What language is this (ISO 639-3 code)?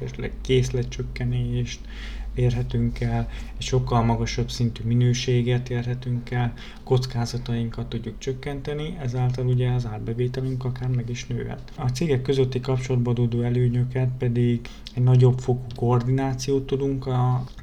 hun